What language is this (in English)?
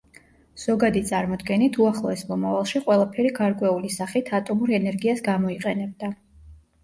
Georgian